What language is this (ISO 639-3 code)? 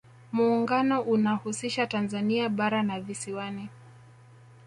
swa